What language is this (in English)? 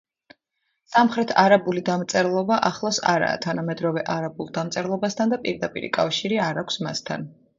Georgian